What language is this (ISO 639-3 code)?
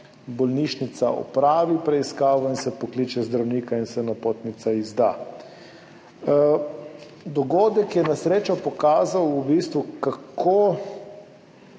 slv